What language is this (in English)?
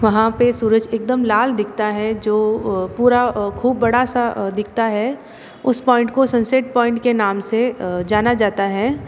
Hindi